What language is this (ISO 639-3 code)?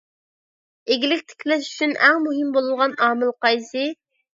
uig